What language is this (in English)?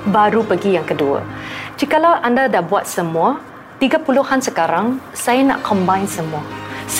Malay